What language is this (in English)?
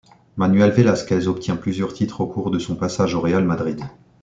French